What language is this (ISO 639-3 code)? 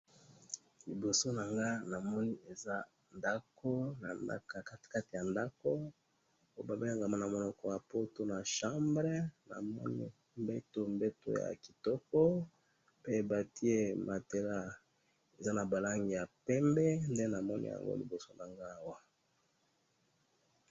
lin